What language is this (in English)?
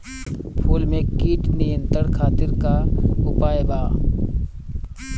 Bhojpuri